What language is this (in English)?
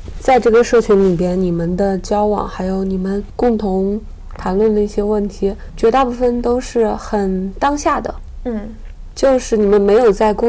Chinese